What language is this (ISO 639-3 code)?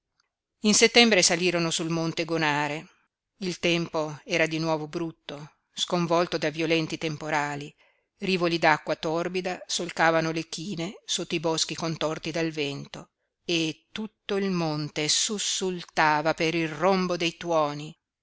ita